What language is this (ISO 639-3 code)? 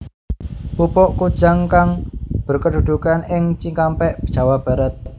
jav